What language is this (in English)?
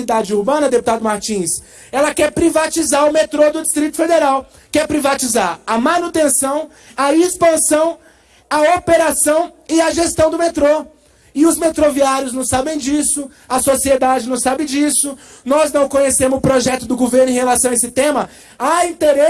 Portuguese